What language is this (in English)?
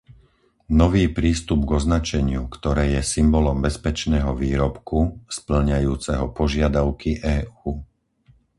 Slovak